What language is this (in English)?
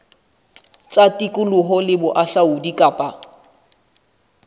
Southern Sotho